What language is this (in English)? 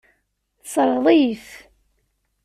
Kabyle